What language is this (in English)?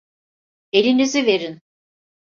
Turkish